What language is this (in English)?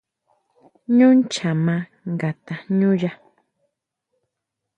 Huautla Mazatec